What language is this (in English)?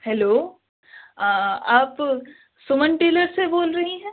Urdu